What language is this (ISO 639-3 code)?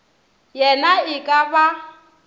nso